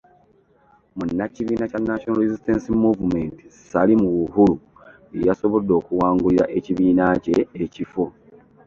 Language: Ganda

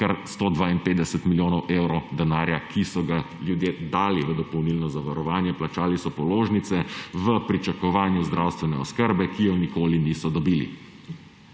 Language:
Slovenian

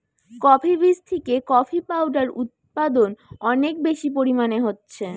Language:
Bangla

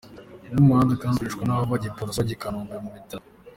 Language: Kinyarwanda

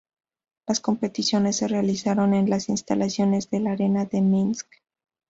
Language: Spanish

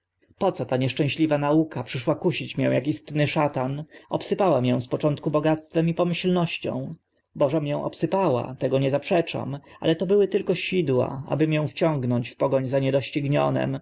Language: Polish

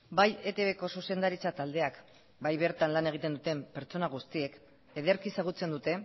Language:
Basque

